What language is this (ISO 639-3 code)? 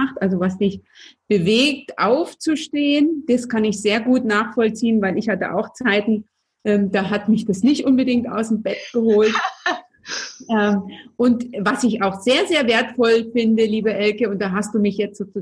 deu